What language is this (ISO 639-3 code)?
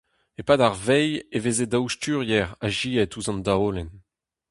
bre